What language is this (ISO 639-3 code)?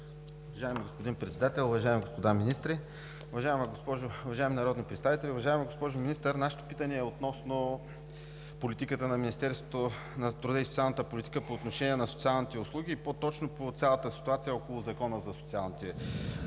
bul